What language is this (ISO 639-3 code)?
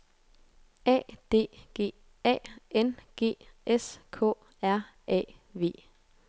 dan